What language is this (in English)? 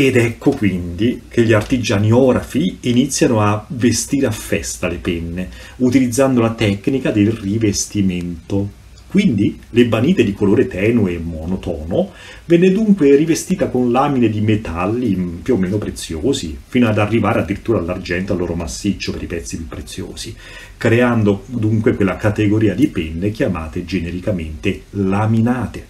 Italian